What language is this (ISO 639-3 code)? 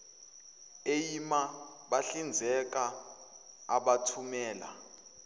zul